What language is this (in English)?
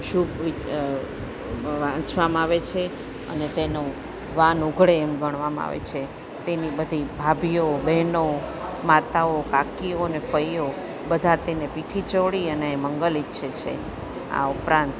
Gujarati